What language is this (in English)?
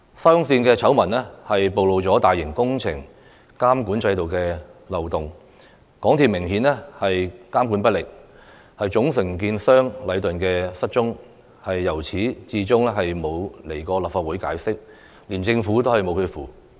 Cantonese